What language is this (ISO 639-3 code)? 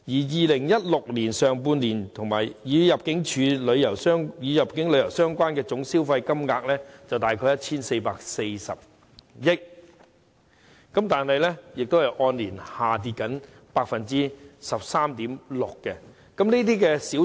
yue